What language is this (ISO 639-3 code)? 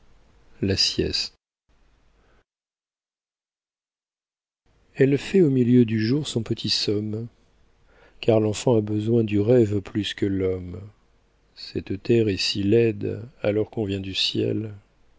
fra